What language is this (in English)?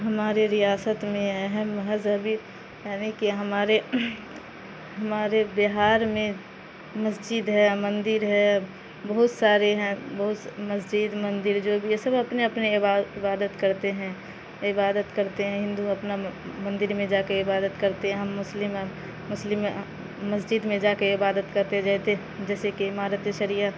Urdu